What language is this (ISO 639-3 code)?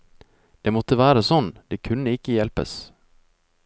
nor